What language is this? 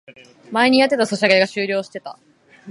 Japanese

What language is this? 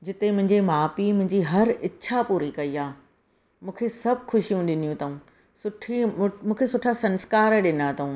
Sindhi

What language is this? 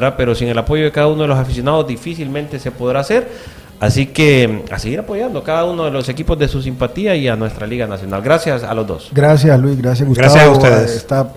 Spanish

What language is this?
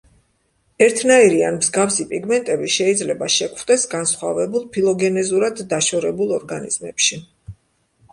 Georgian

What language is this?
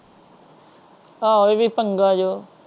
Punjabi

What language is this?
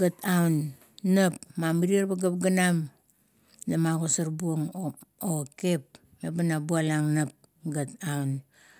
Kuot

